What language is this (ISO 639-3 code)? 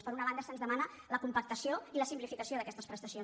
cat